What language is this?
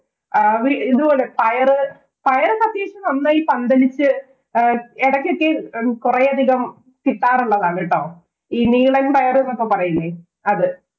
Malayalam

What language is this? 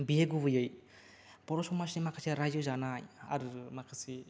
Bodo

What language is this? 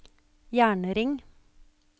Norwegian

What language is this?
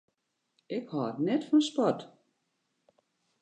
Western Frisian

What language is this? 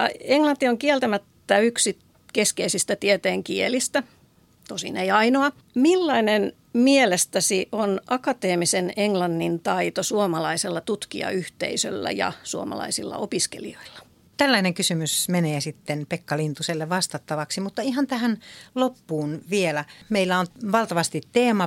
Finnish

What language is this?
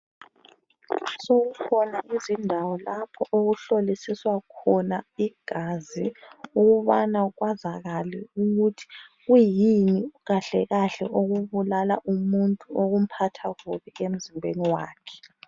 North Ndebele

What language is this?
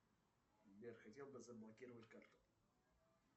Russian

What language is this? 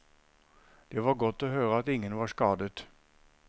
Norwegian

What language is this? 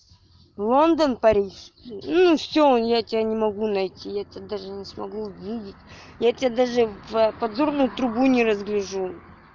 Russian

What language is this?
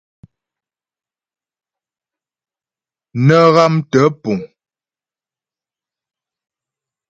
Ghomala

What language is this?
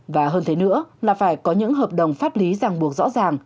Vietnamese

